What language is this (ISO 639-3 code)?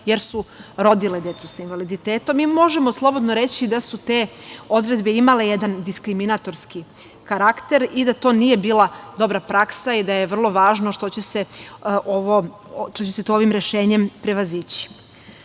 srp